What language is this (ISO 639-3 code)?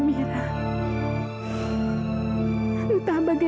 ind